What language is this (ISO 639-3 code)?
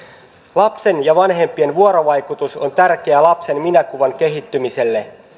fin